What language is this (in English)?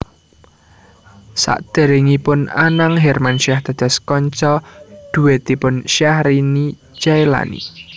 Javanese